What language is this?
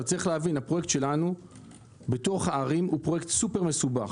Hebrew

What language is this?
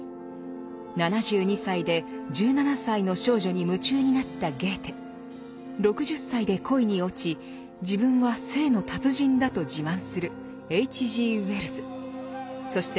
Japanese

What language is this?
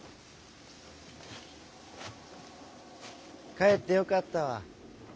Japanese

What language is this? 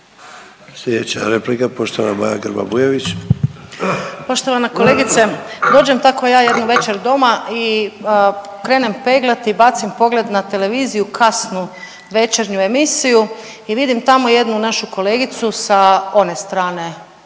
Croatian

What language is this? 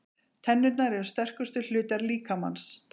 Icelandic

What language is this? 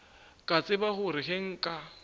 Northern Sotho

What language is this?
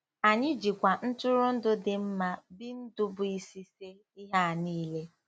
Igbo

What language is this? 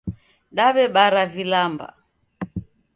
Taita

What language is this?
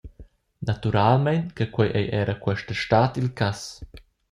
Romansh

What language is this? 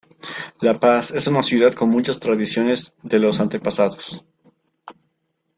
Spanish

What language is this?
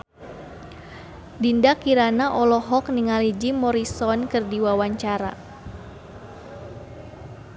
Sundanese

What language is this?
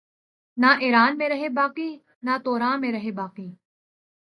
Urdu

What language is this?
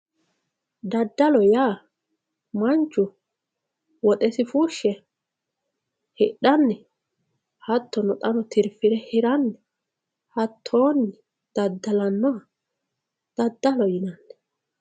Sidamo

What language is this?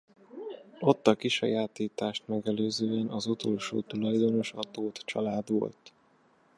Hungarian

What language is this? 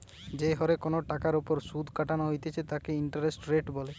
Bangla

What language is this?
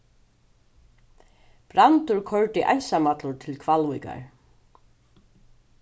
Faroese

